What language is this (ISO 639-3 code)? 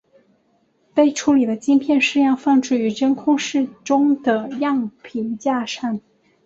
zho